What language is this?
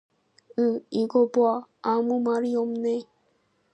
Korean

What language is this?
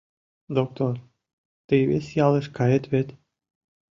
Mari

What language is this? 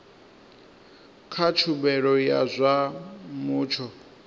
Venda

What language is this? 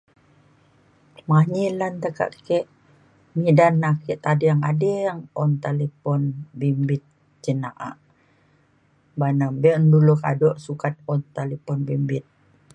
Mainstream Kenyah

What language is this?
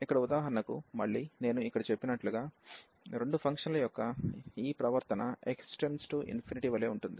Telugu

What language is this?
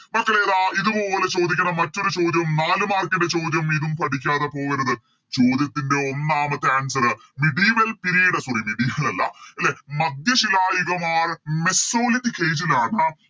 Malayalam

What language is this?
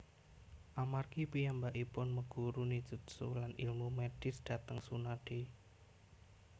Javanese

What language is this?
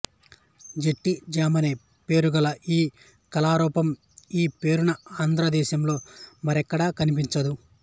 Telugu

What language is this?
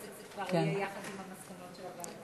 Hebrew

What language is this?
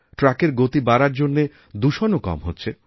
Bangla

